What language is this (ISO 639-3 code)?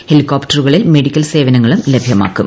mal